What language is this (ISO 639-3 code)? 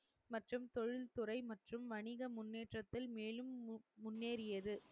tam